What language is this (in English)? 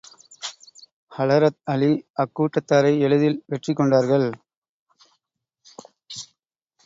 Tamil